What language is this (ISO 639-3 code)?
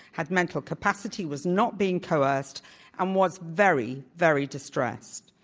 eng